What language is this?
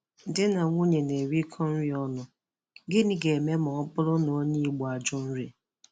Igbo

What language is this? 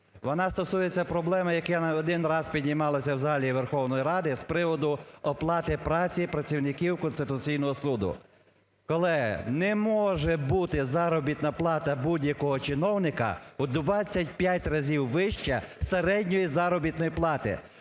Ukrainian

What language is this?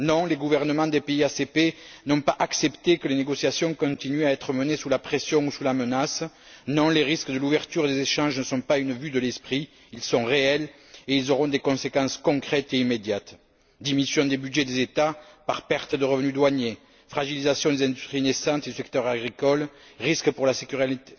French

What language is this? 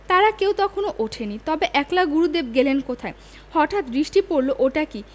Bangla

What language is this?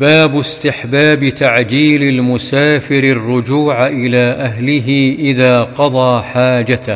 Arabic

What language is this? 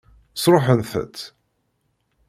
Kabyle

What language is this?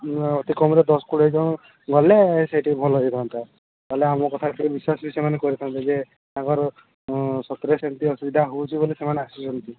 Odia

